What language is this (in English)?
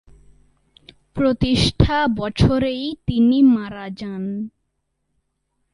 Bangla